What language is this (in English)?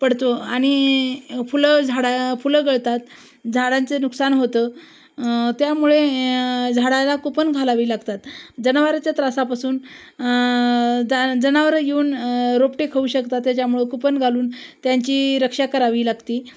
Marathi